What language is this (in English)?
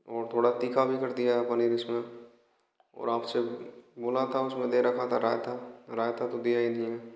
Hindi